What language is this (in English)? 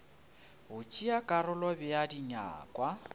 Northern Sotho